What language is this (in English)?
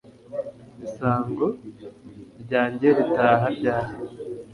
Kinyarwanda